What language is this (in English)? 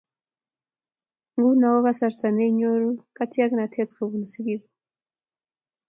Kalenjin